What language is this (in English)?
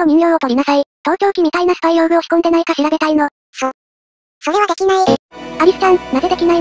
Japanese